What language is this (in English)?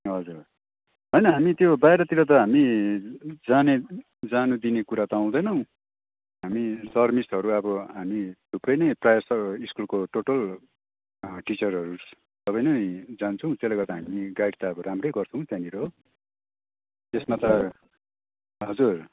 Nepali